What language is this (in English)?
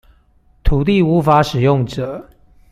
Chinese